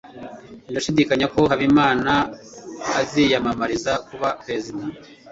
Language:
Kinyarwanda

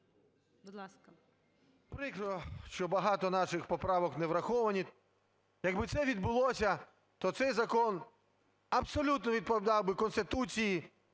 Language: Ukrainian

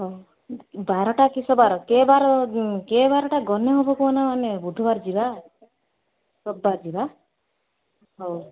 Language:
Odia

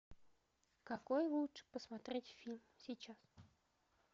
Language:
Russian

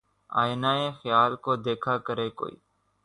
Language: Urdu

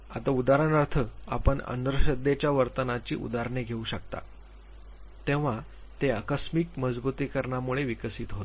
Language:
Marathi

